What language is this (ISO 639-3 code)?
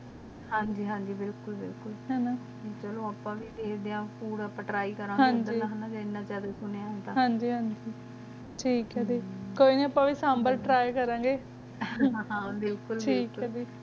pan